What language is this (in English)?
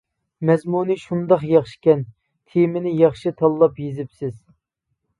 Uyghur